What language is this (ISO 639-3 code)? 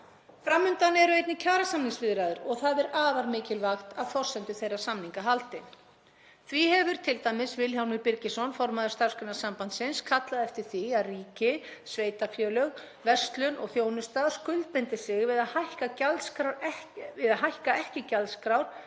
isl